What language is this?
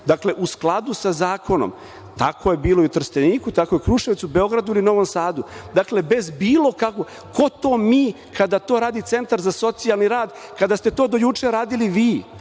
Serbian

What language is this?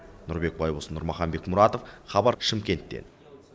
Kazakh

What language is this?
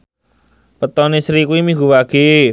Javanese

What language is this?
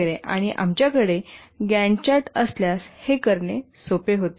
Marathi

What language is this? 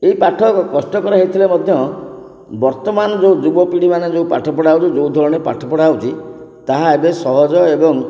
Odia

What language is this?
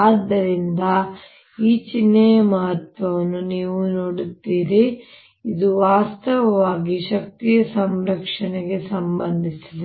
Kannada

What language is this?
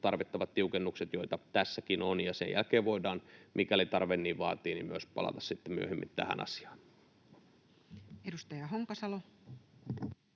Finnish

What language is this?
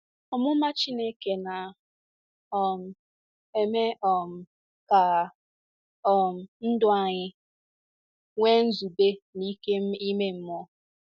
Igbo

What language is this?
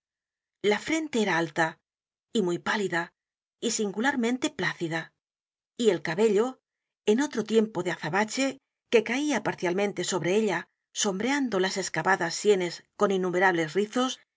Spanish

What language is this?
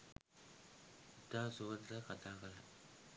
Sinhala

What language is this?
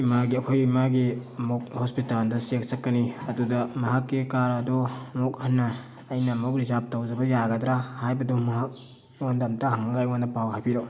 Manipuri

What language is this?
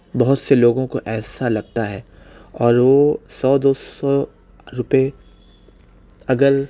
Urdu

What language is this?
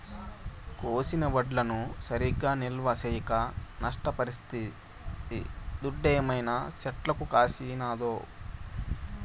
Telugu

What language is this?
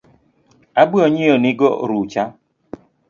Luo (Kenya and Tanzania)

